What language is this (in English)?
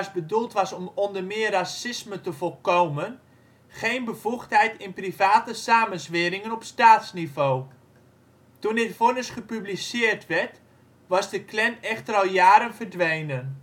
Dutch